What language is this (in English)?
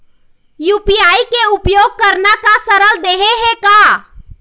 Chhattisgarhi